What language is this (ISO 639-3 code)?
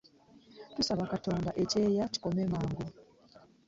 lug